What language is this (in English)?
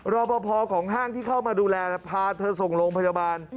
Thai